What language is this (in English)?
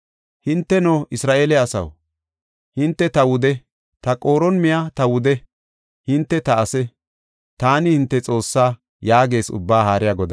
Gofa